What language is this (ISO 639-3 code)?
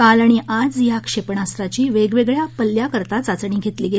mar